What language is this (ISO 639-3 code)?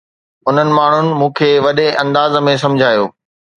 snd